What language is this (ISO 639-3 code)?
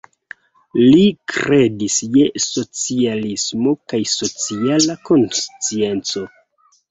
epo